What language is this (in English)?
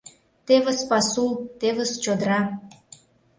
Mari